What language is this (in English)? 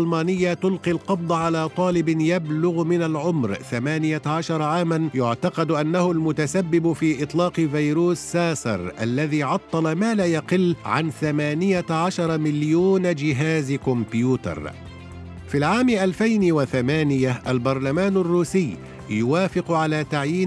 Arabic